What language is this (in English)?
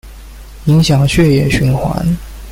Chinese